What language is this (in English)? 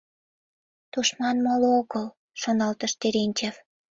Mari